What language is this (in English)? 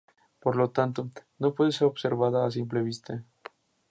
Spanish